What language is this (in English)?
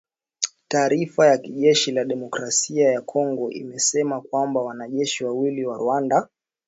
Swahili